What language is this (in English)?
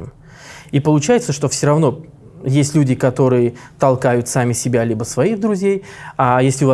Russian